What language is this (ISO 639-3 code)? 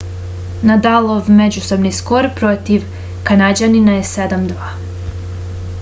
srp